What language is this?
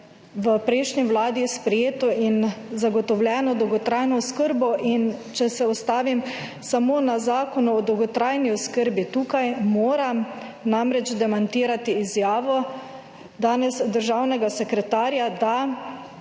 Slovenian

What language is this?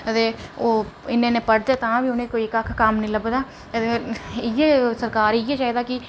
Dogri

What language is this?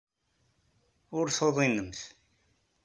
Kabyle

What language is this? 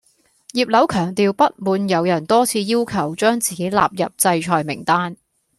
Cantonese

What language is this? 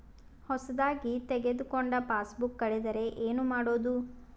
Kannada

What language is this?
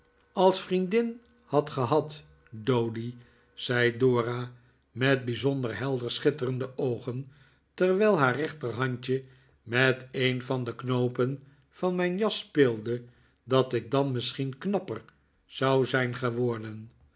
Dutch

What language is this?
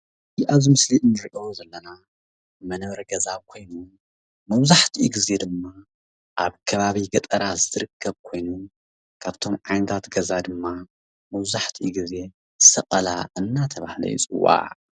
Tigrinya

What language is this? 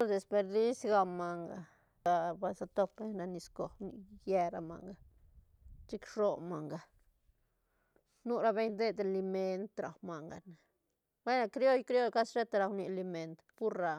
Santa Catarina Albarradas Zapotec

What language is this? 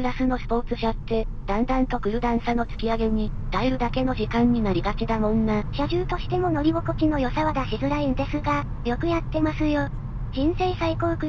Japanese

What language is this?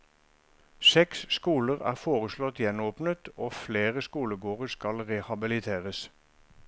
Norwegian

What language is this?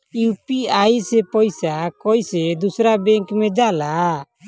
Bhojpuri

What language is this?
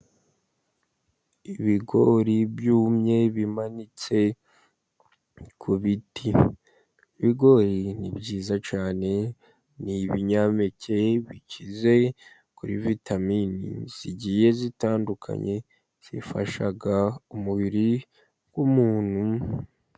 Kinyarwanda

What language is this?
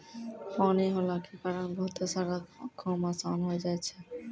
Maithili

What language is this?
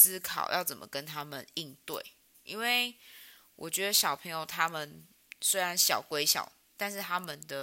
Chinese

